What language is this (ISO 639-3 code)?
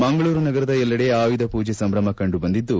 kan